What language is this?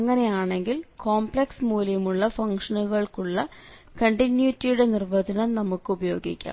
Malayalam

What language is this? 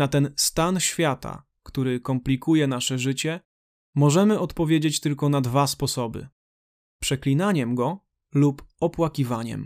Polish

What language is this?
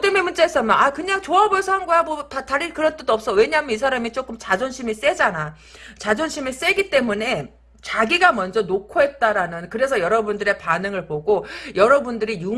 Korean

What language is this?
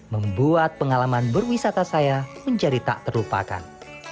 Indonesian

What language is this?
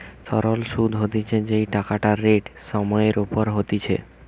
Bangla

